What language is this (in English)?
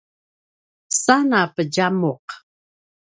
Paiwan